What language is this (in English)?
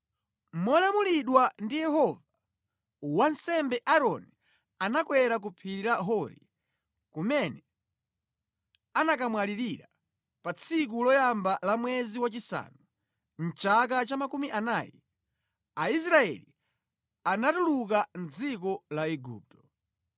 Nyanja